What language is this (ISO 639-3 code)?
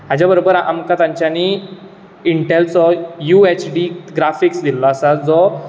kok